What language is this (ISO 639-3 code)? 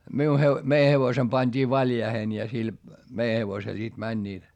fin